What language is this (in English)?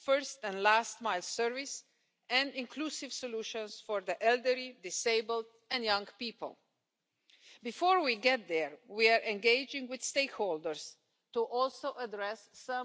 Spanish